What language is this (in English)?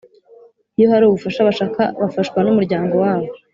Kinyarwanda